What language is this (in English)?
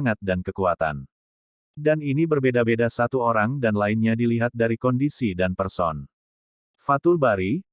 Indonesian